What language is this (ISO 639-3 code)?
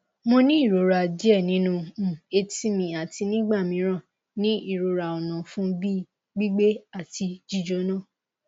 yor